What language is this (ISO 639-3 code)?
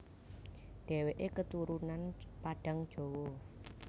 jav